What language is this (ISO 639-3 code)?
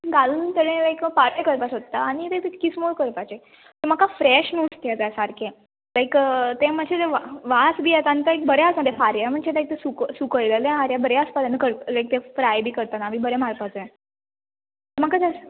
kok